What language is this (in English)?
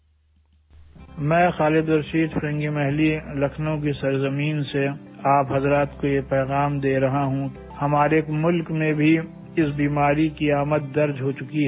Hindi